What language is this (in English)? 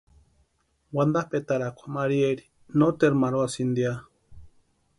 Western Highland Purepecha